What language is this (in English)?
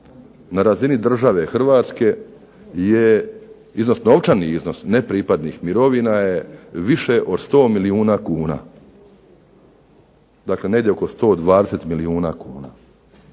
Croatian